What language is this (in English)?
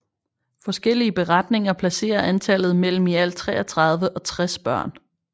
Danish